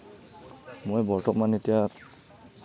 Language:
Assamese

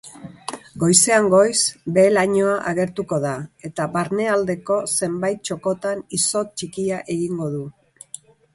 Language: Basque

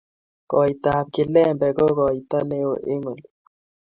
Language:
Kalenjin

